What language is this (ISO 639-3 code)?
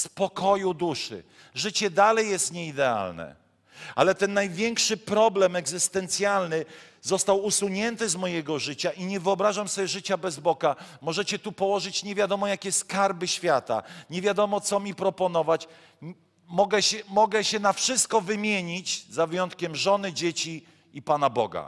pol